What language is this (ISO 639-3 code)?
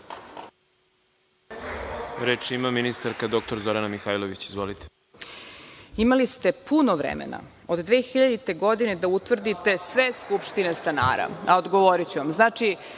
srp